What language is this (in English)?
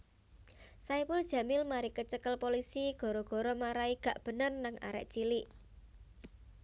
Javanese